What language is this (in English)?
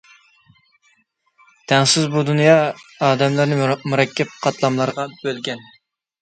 Uyghur